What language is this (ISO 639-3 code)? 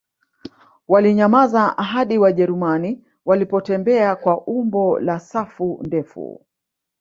swa